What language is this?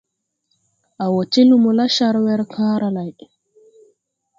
Tupuri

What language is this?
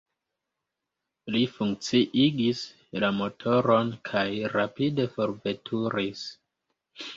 Esperanto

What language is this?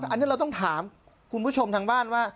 Thai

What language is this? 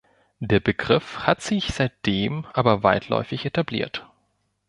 German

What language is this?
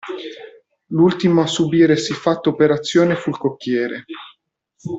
Italian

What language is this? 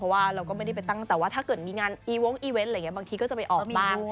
Thai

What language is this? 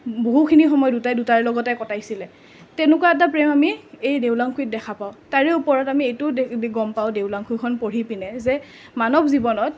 Assamese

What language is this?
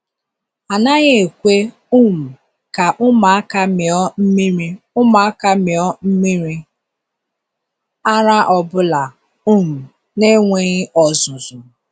Igbo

